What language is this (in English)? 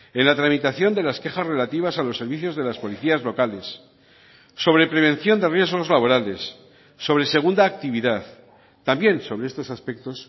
Spanish